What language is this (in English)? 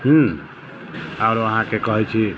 Maithili